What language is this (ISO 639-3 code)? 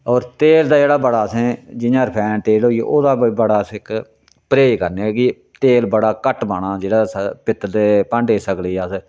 doi